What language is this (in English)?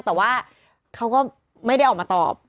Thai